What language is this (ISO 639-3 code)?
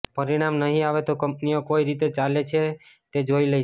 guj